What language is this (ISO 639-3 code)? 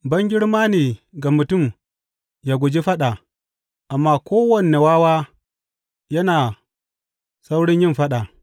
hau